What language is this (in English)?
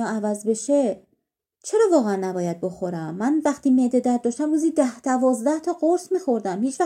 Persian